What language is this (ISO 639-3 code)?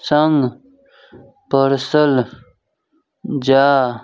mai